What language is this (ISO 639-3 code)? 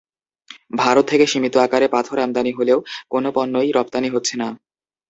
ben